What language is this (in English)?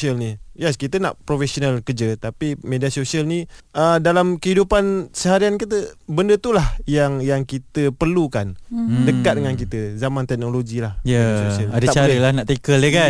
Malay